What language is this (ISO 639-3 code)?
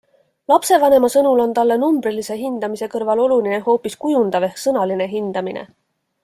est